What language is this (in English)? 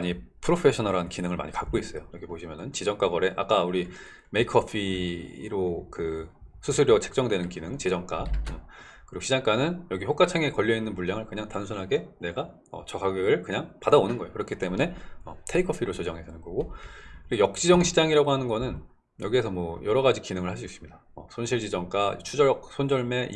Korean